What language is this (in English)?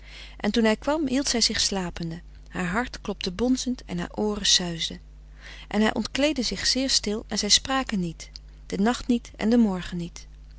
Dutch